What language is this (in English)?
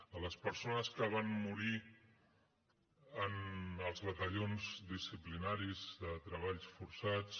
Catalan